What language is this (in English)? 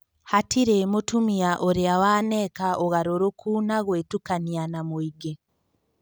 Kikuyu